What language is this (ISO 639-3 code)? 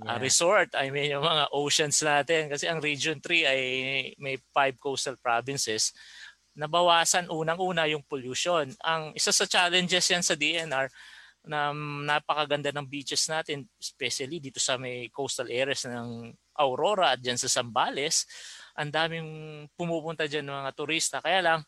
fil